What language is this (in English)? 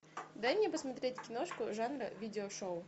Russian